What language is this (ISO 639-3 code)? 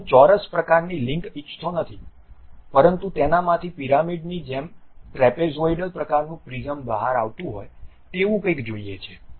guj